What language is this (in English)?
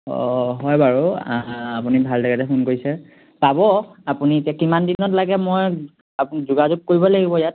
Assamese